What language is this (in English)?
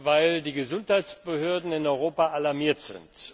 German